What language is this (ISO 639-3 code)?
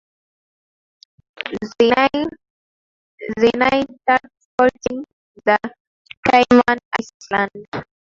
swa